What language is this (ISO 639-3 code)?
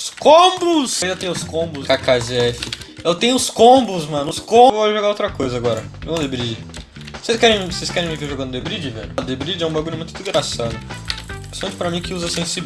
por